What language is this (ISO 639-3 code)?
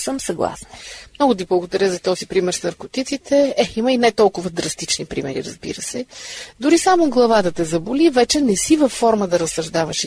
bul